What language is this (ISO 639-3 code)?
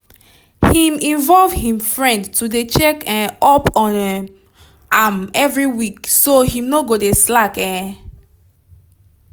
pcm